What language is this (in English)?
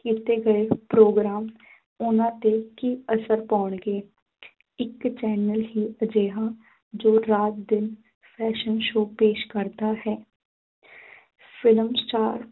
Punjabi